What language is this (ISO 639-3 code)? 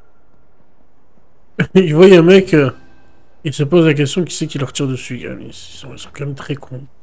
fra